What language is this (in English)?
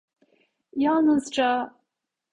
Turkish